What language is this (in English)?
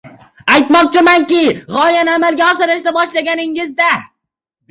Uzbek